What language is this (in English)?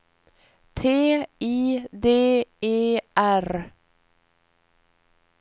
Swedish